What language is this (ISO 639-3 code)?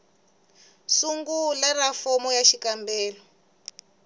tso